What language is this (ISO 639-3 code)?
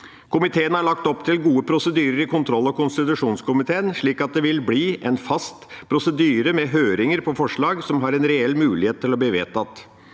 nor